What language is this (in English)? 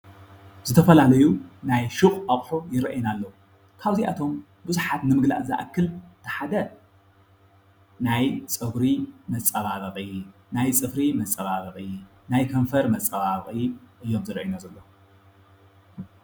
Tigrinya